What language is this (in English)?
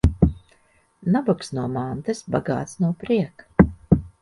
Latvian